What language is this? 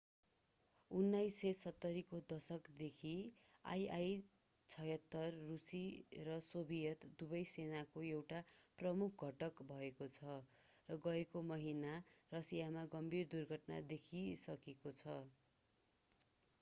Nepali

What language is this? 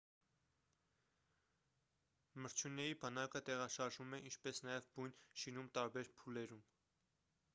Armenian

